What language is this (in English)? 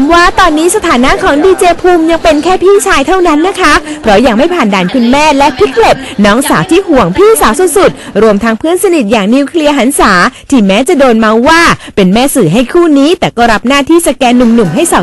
Thai